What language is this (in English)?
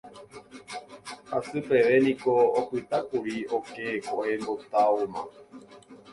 Guarani